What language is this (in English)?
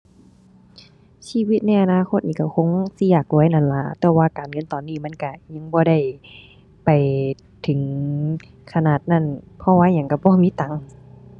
Thai